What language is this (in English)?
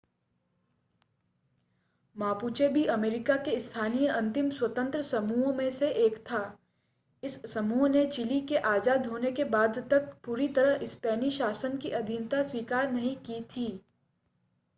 Hindi